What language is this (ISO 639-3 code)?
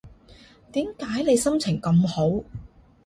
yue